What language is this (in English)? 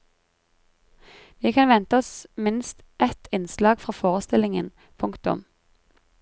Norwegian